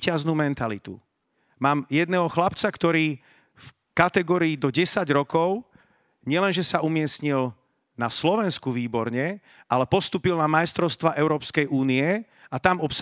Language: Slovak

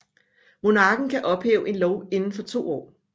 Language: Danish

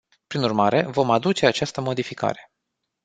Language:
Romanian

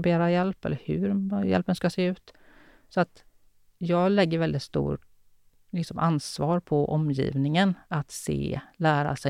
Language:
Swedish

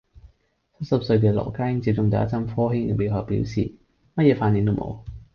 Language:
Cantonese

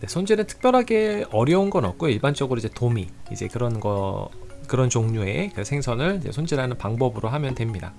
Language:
Korean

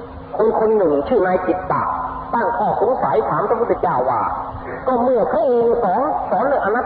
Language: Thai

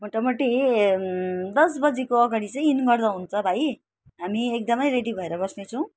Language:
Nepali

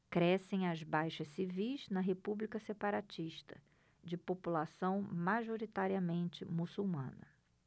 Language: Portuguese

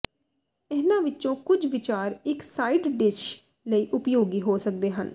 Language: Punjabi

